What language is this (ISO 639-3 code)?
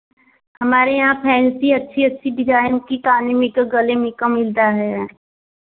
hin